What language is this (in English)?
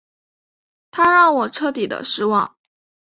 Chinese